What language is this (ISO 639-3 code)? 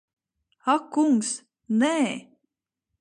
lav